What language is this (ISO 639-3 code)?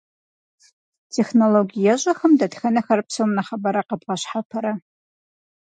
kbd